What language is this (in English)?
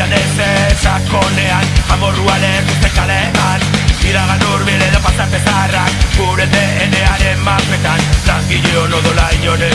Spanish